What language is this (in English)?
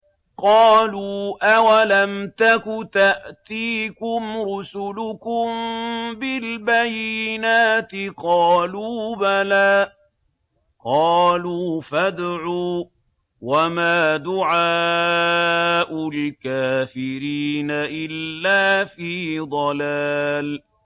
Arabic